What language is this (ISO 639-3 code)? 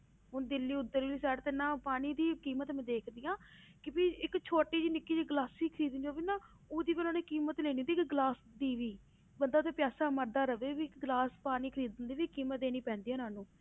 pan